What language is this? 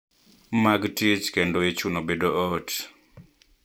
Luo (Kenya and Tanzania)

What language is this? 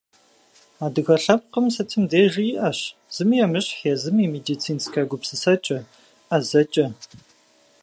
Kabardian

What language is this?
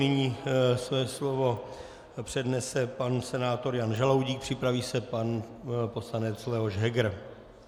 Czech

